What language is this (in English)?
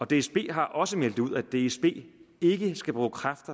Danish